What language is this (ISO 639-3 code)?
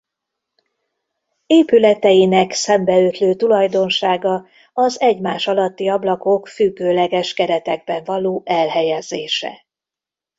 hun